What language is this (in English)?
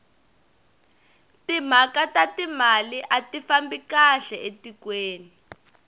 Tsonga